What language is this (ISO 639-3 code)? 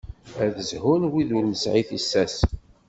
kab